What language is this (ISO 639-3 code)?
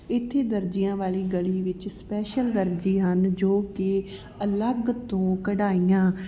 pan